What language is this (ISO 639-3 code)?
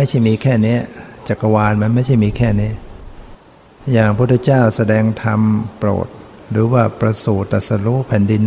tha